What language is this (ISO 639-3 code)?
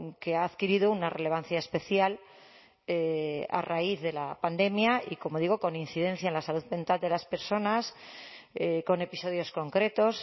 spa